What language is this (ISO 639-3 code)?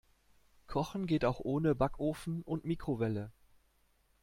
deu